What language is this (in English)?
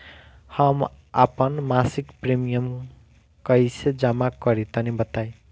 Bhojpuri